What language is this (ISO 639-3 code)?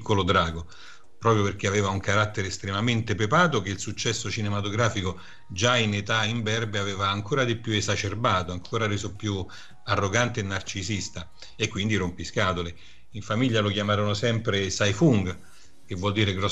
ita